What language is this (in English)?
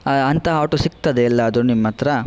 Kannada